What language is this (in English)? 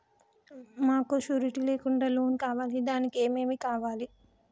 Telugu